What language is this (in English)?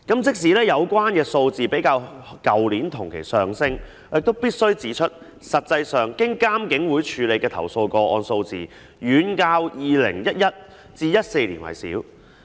Cantonese